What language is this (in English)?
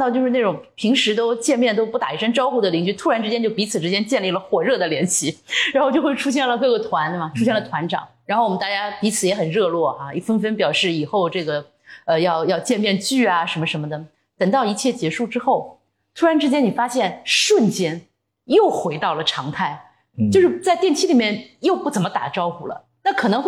Chinese